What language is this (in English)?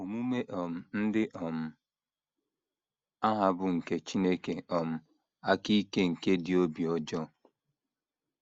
Igbo